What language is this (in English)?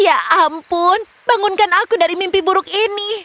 Indonesian